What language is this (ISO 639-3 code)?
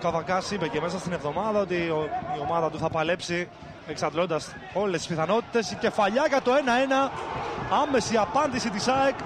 ell